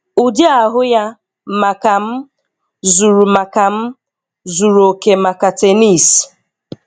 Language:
Igbo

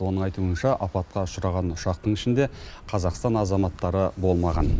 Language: Kazakh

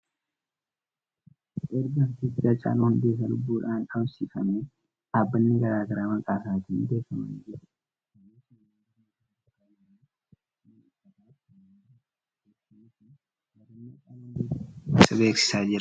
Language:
Oromo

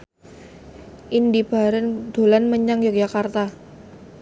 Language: Javanese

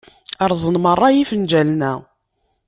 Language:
Kabyle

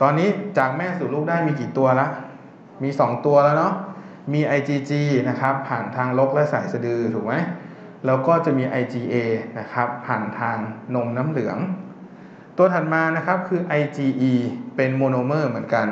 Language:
Thai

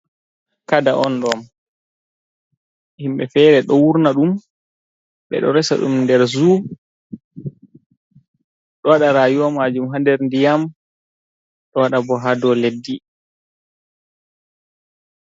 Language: Fula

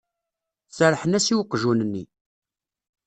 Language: Kabyle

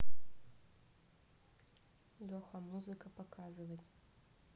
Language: Russian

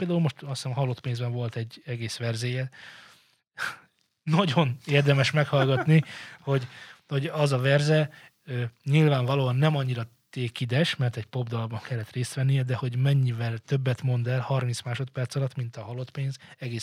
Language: Hungarian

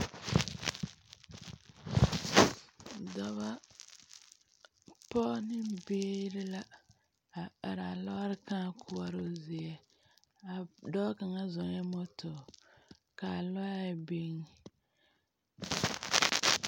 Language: Southern Dagaare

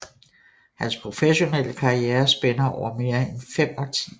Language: Danish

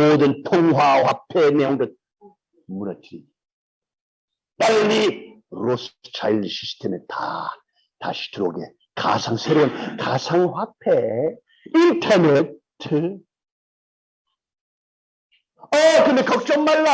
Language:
Korean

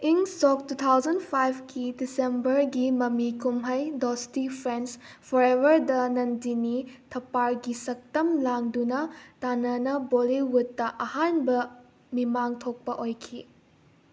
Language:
Manipuri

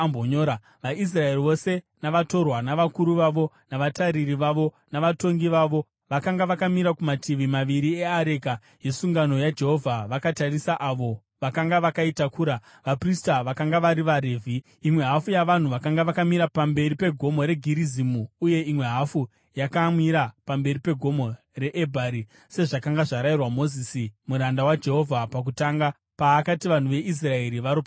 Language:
Shona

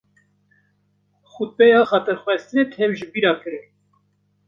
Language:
Kurdish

